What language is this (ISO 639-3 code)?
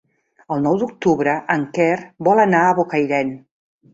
cat